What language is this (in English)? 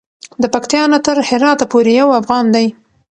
Pashto